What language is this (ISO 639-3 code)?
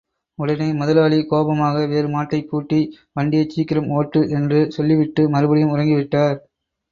tam